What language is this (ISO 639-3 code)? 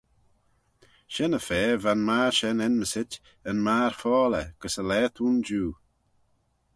glv